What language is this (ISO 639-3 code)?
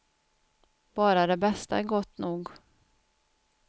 swe